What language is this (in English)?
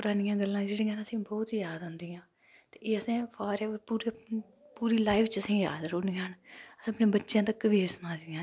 Dogri